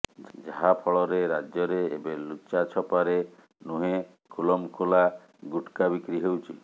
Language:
Odia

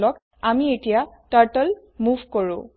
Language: Assamese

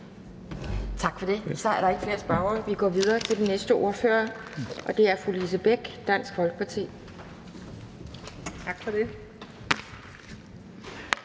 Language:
Danish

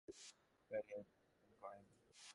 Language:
Bangla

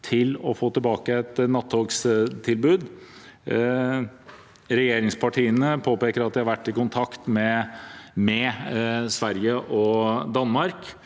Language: Norwegian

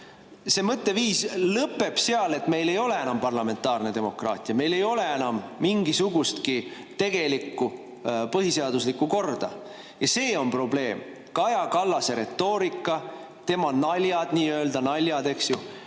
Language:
Estonian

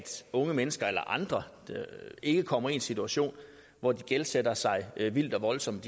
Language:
Danish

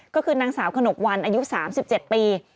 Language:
Thai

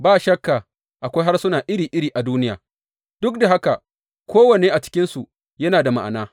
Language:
Hausa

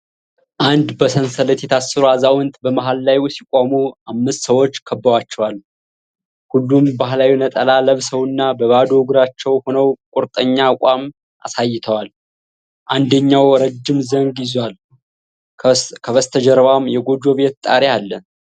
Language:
Amharic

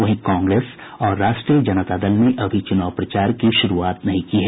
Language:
Hindi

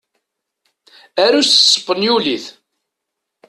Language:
Kabyle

